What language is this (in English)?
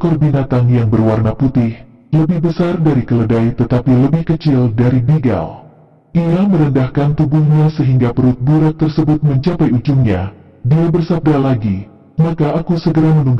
Indonesian